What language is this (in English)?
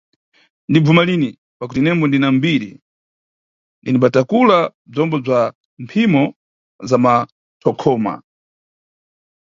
Nyungwe